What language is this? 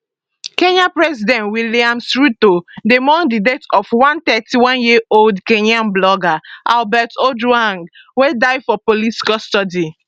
Nigerian Pidgin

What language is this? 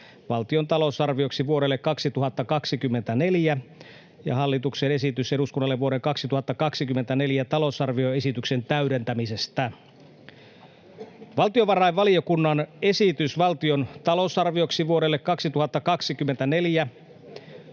Finnish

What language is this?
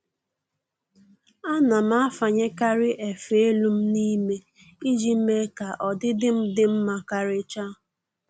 Igbo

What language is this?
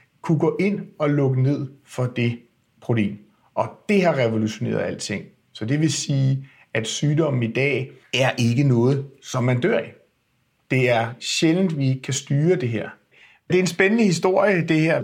Danish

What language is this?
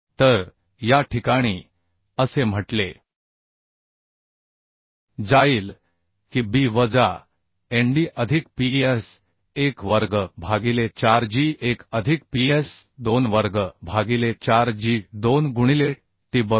Marathi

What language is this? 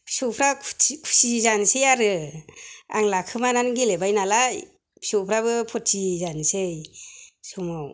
Bodo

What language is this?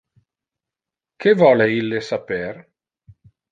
Interlingua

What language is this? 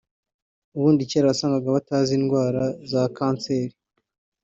Kinyarwanda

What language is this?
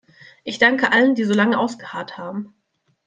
German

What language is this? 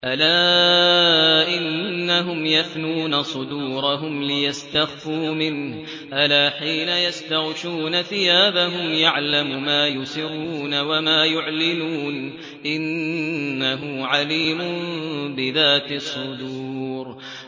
Arabic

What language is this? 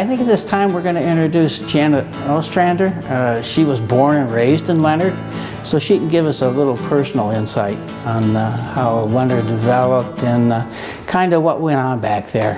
English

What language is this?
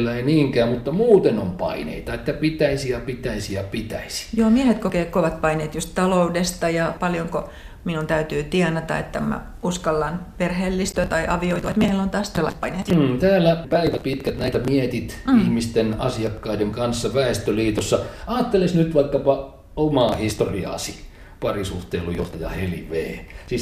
Finnish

